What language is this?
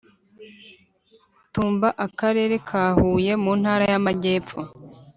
Kinyarwanda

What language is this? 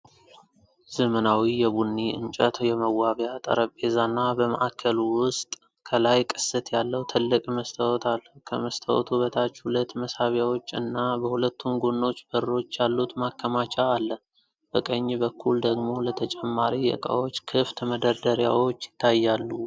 Amharic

